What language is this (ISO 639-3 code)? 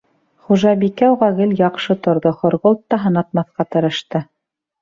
bak